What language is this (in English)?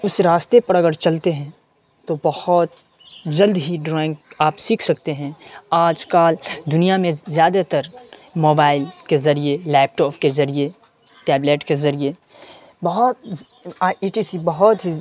Urdu